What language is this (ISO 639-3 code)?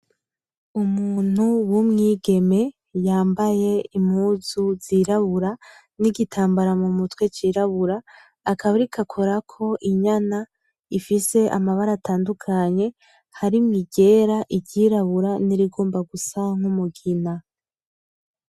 run